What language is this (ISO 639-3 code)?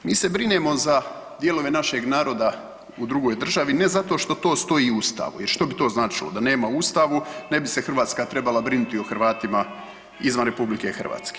hrv